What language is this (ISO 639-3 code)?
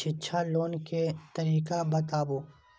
mai